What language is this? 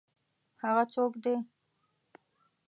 Pashto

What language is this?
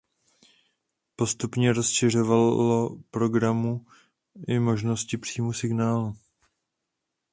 Czech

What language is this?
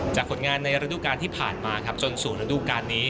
Thai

